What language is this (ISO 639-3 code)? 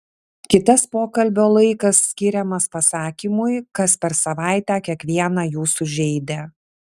lit